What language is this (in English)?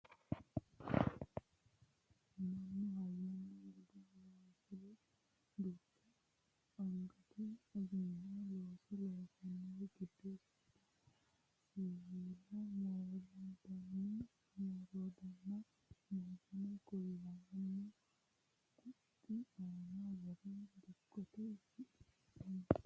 Sidamo